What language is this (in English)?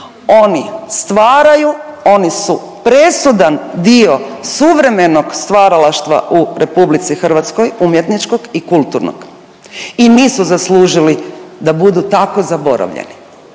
Croatian